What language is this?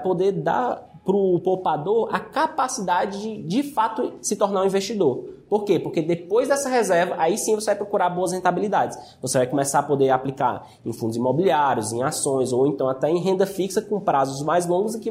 Portuguese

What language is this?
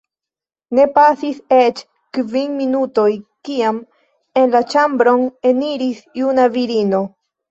Esperanto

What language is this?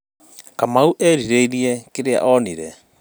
Kikuyu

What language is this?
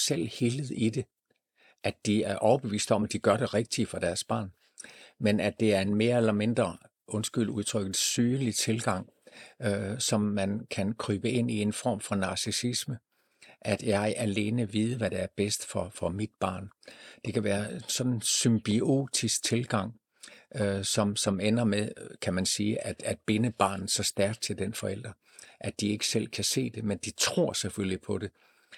Danish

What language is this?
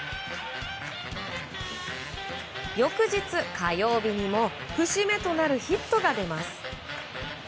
Japanese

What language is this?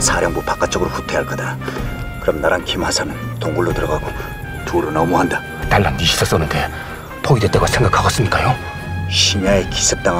Korean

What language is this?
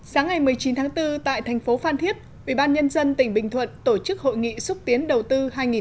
Vietnamese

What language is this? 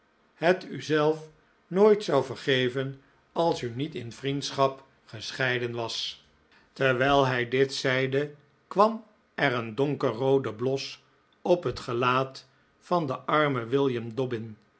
Dutch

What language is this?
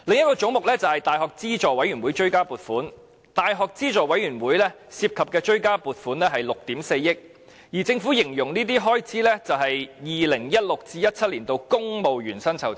Cantonese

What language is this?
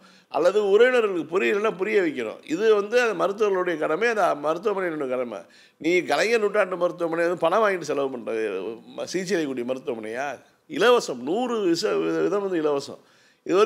Tamil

